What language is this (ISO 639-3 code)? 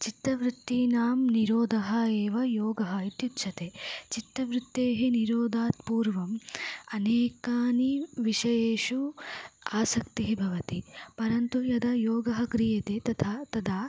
san